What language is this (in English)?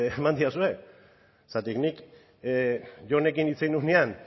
Basque